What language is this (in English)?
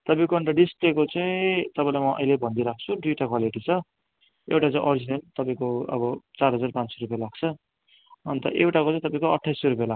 Nepali